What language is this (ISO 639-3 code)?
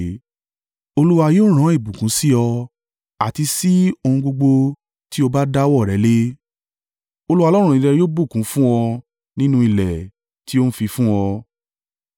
yor